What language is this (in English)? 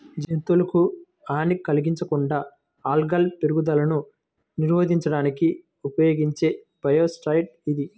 Telugu